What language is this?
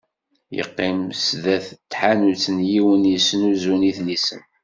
Kabyle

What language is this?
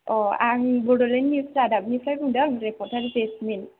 Bodo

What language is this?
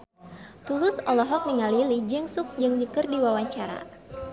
Sundanese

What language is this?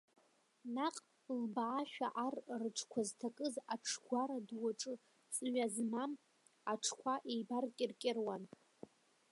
Abkhazian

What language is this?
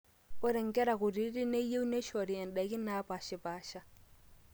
Masai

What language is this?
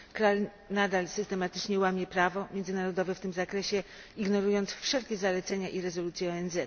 Polish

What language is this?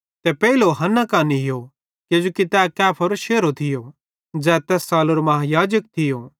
Bhadrawahi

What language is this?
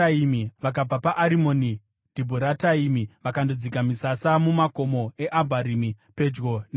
Shona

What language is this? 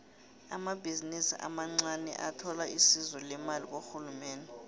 South Ndebele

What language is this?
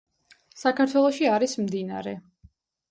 Georgian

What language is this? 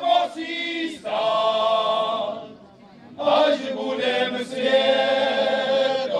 Romanian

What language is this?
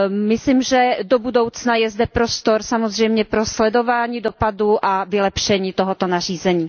Czech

